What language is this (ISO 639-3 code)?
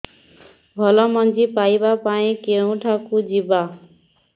ori